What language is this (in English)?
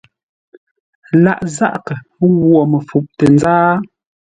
Ngombale